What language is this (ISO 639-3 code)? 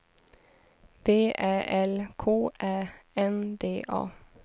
swe